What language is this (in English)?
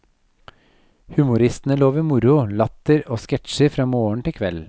Norwegian